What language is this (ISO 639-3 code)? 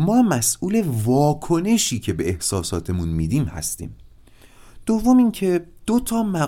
fas